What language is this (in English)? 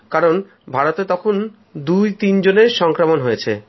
Bangla